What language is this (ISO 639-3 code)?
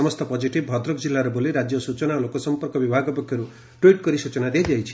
ori